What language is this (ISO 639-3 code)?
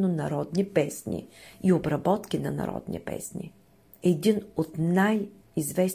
bul